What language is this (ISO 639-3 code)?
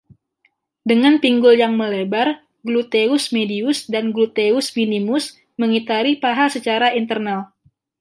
ind